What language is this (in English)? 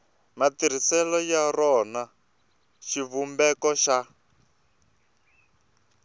Tsonga